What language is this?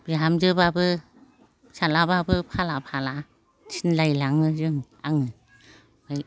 Bodo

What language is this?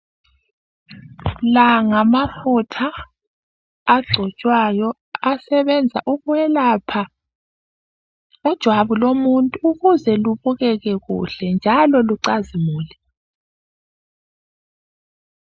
North Ndebele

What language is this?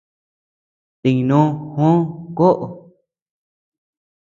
Tepeuxila Cuicatec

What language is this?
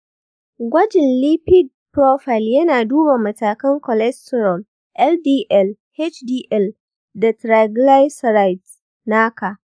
Hausa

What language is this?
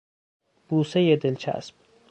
Persian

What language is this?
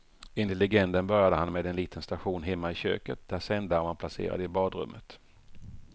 Swedish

